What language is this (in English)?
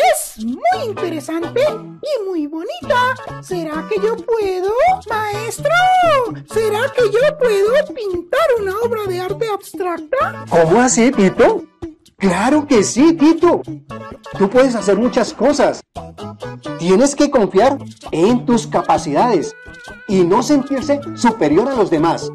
Spanish